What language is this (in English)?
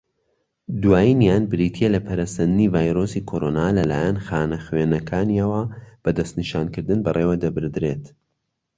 Central Kurdish